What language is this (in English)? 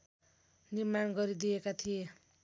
Nepali